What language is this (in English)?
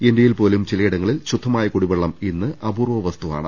Malayalam